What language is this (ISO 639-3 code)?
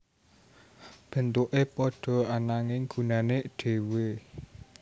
jav